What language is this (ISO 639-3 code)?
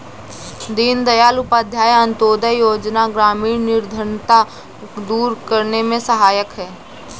hin